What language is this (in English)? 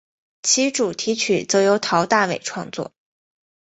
Chinese